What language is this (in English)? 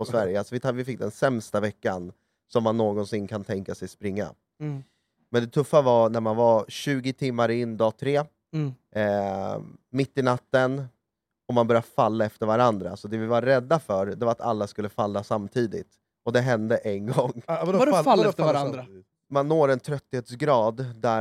Swedish